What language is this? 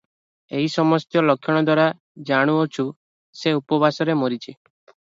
Odia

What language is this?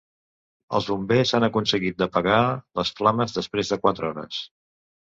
Catalan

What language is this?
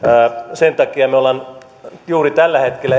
Finnish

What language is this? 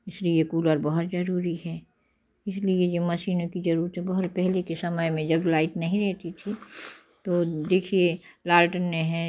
Hindi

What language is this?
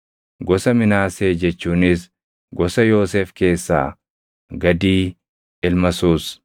Oromo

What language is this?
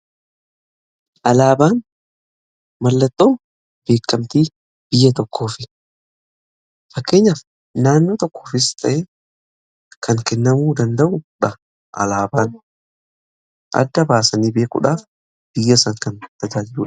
Oromo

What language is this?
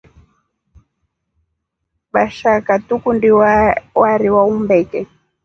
Rombo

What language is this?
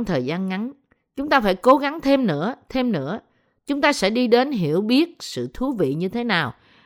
Vietnamese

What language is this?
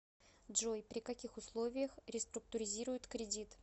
Russian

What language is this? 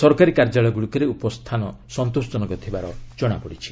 Odia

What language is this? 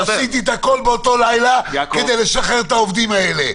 Hebrew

